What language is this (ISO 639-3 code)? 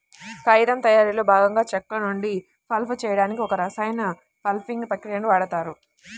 tel